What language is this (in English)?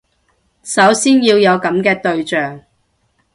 Cantonese